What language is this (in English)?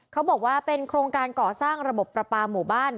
Thai